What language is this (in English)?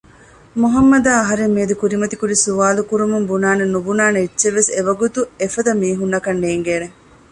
Divehi